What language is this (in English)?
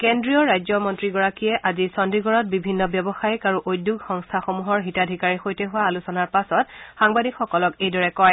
Assamese